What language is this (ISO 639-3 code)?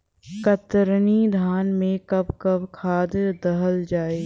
bho